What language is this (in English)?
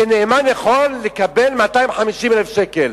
Hebrew